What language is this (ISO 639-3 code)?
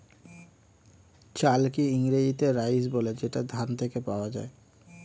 ben